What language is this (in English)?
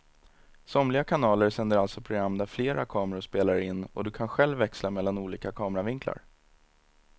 Swedish